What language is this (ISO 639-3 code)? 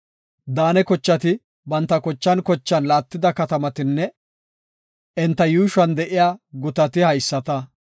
gof